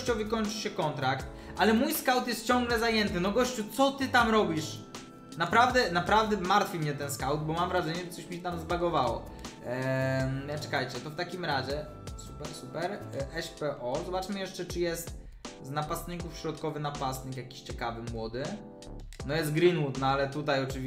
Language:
Polish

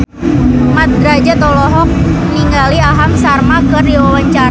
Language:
Sundanese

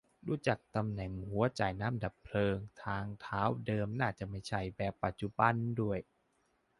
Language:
Thai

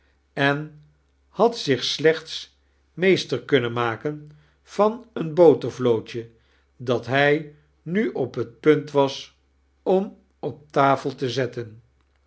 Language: Dutch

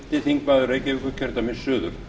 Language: Icelandic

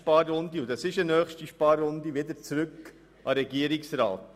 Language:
Swiss German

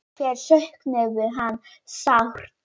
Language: Icelandic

